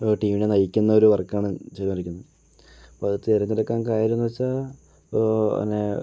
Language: Malayalam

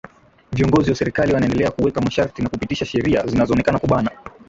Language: Swahili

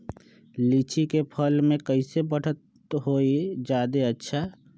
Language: Magahi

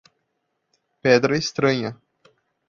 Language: Portuguese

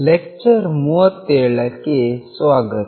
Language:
Kannada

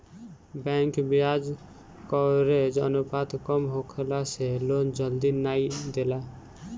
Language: Bhojpuri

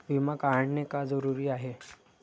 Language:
Marathi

